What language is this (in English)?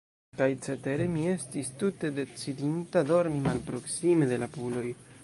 Esperanto